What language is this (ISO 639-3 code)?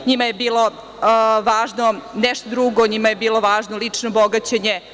srp